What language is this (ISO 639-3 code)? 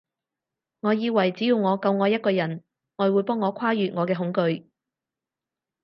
yue